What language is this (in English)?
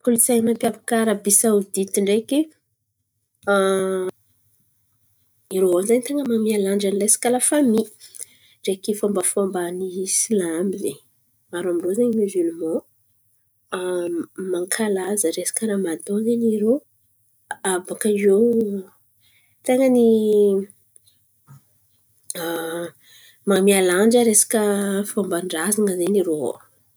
Antankarana Malagasy